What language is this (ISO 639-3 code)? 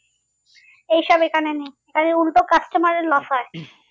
ben